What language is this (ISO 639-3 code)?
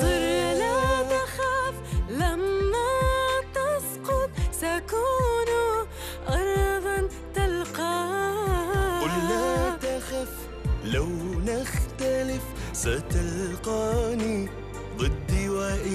ara